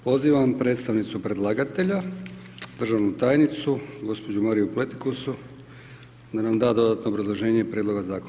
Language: Croatian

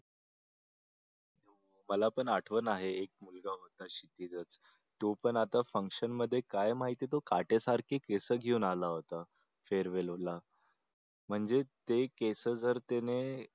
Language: Marathi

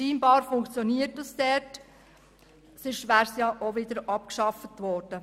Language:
Swiss German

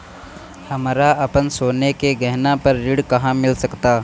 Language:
Bhojpuri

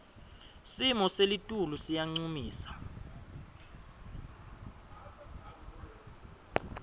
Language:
Swati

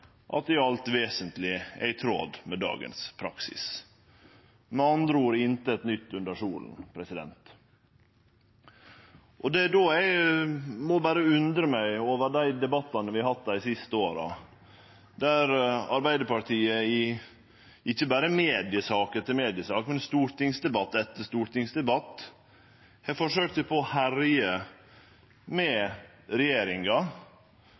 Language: Norwegian Nynorsk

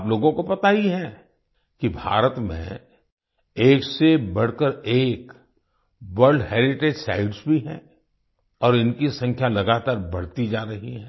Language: Hindi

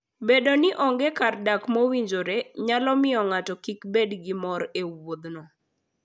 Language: Luo (Kenya and Tanzania)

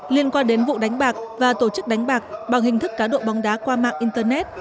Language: Vietnamese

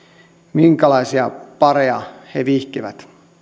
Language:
Finnish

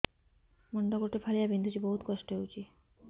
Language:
Odia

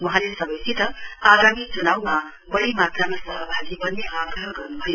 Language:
Nepali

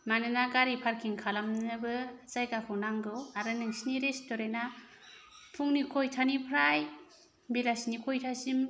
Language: Bodo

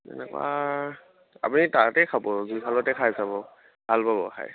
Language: Assamese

